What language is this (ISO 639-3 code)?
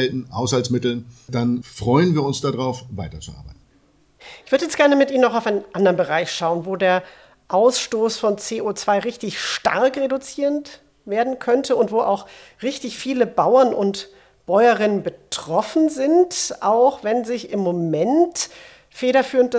deu